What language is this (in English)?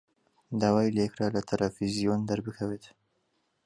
Central Kurdish